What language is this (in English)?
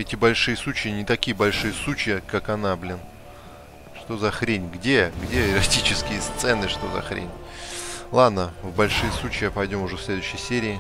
Russian